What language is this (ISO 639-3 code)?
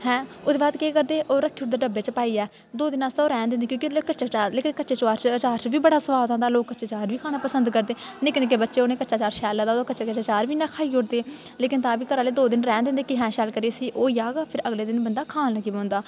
doi